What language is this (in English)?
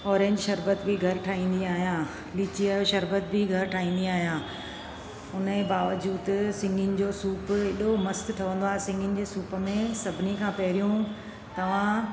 Sindhi